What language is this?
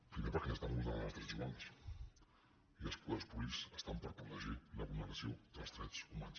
Catalan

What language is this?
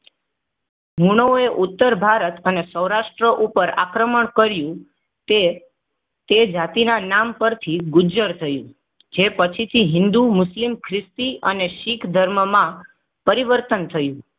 Gujarati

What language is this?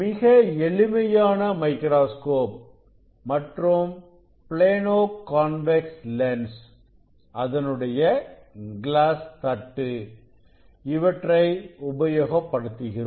Tamil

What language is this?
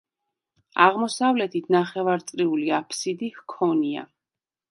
Georgian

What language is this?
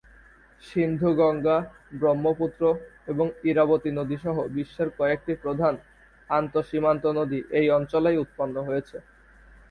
Bangla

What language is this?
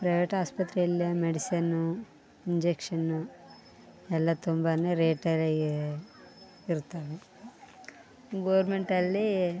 Kannada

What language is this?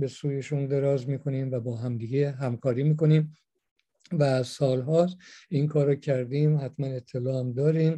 Persian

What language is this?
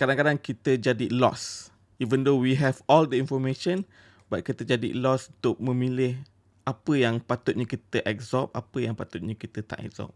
Malay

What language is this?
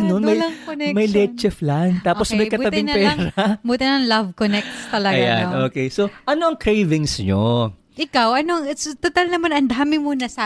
Filipino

